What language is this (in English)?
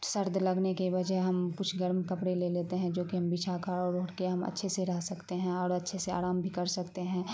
Urdu